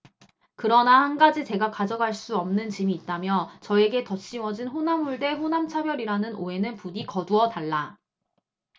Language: Korean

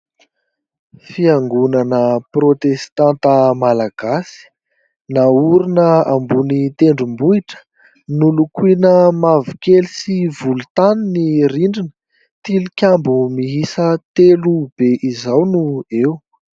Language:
Malagasy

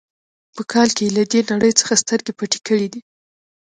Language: Pashto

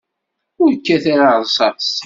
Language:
Kabyle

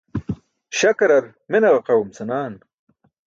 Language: Burushaski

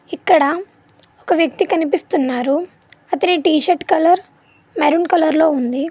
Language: Telugu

